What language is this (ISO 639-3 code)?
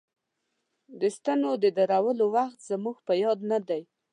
pus